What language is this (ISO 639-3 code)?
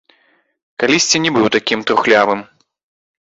bel